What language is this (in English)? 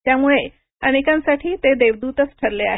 Marathi